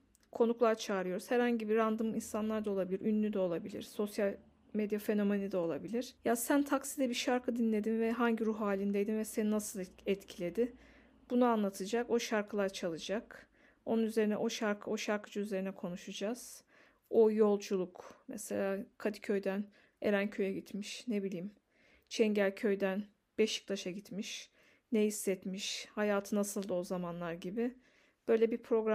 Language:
Turkish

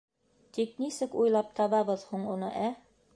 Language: Bashkir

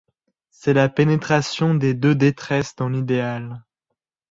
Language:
French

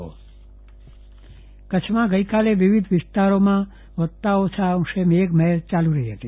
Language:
Gujarati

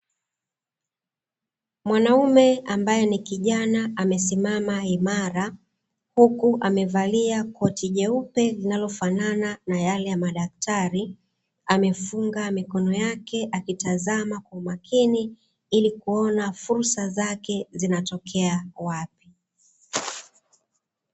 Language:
Swahili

